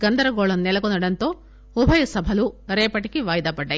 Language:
Telugu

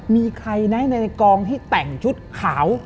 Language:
Thai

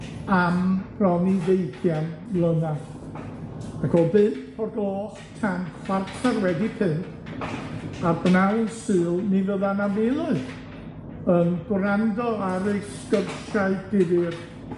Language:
Welsh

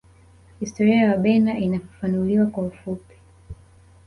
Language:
Swahili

